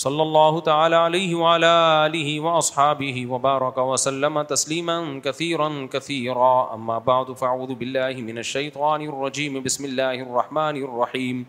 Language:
Urdu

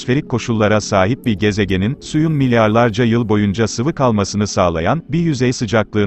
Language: Turkish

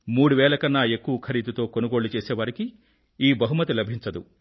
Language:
Telugu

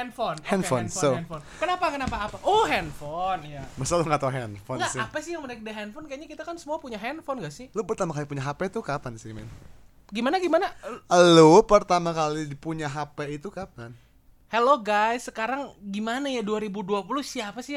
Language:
Indonesian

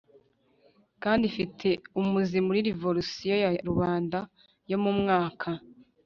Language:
Kinyarwanda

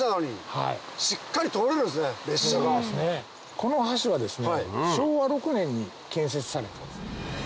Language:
Japanese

